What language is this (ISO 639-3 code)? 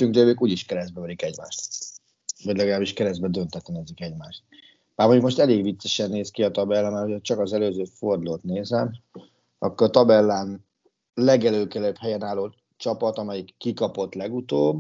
hun